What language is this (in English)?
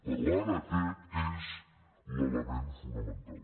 Catalan